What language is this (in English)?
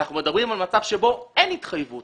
Hebrew